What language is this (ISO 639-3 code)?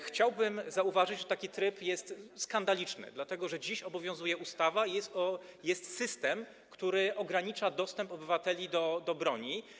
pol